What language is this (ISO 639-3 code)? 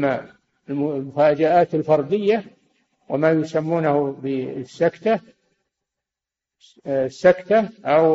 ara